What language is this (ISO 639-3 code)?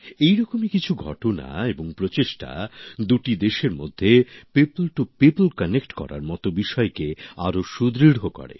ben